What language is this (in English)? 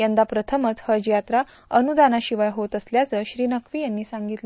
Marathi